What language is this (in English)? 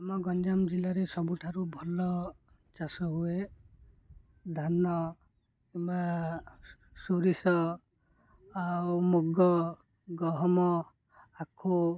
Odia